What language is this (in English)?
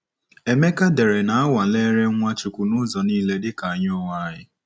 Igbo